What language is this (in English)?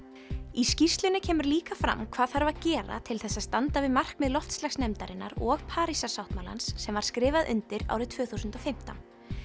Icelandic